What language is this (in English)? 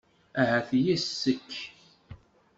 Kabyle